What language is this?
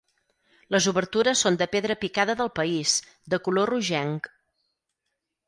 Catalan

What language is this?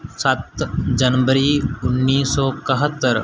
Punjabi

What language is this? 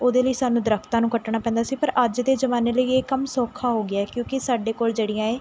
Punjabi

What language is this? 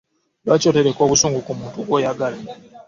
Ganda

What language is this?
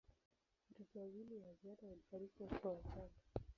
Swahili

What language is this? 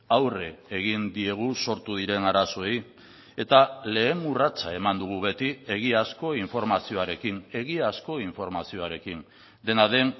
Basque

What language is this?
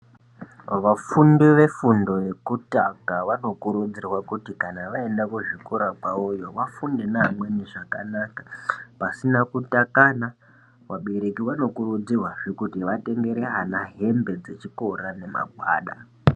Ndau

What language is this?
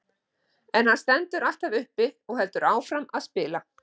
Icelandic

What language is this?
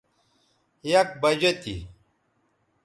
Bateri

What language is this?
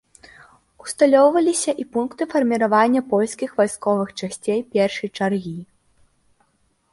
Belarusian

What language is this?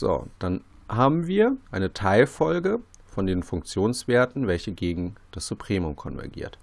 German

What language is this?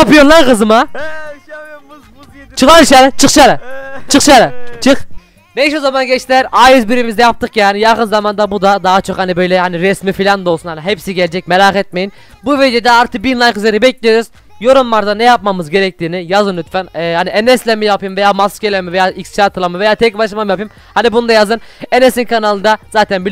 Turkish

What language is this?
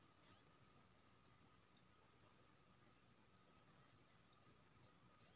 Maithili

